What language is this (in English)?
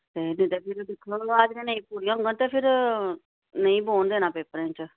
Dogri